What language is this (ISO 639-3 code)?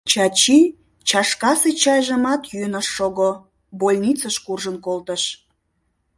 chm